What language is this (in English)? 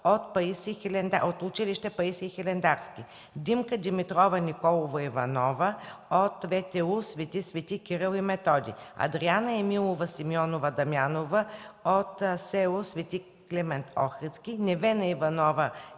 Bulgarian